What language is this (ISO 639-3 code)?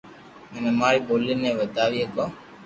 lrk